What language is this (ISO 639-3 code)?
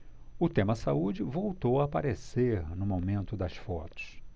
por